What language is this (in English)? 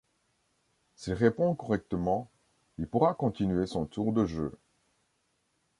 French